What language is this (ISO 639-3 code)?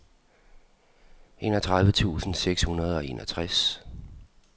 dan